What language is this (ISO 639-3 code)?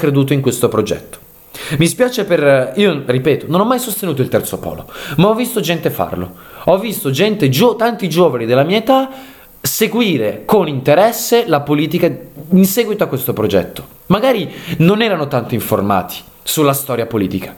ita